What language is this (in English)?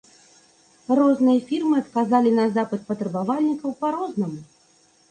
Belarusian